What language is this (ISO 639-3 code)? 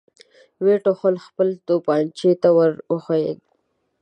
pus